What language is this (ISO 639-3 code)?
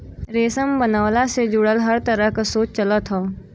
bho